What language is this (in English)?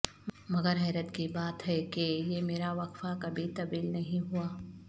Urdu